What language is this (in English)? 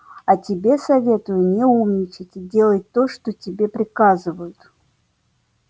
Russian